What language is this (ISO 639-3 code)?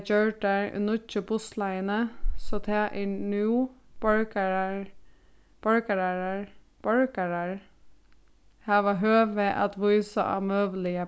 fao